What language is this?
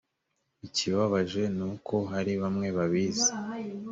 Kinyarwanda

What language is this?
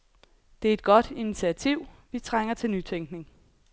Danish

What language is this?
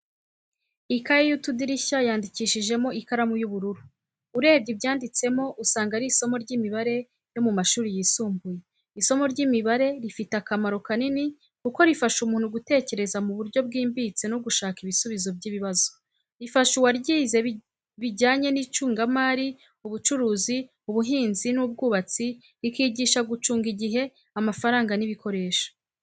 Kinyarwanda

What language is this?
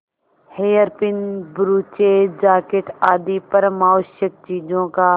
Hindi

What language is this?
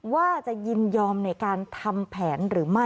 Thai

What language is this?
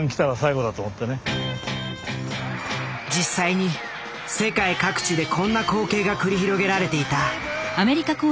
Japanese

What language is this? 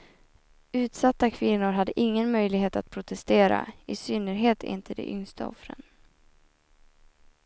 Swedish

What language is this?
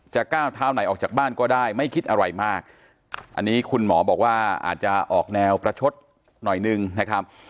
Thai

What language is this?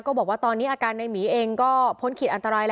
Thai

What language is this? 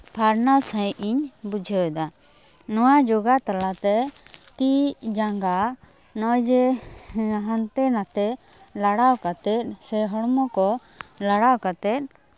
Santali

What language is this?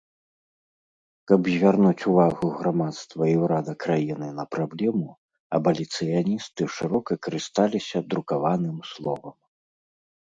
Belarusian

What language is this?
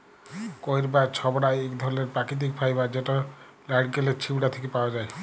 Bangla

